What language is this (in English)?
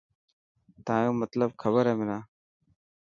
Dhatki